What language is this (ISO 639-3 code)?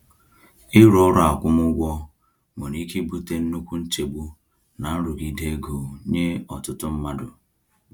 ibo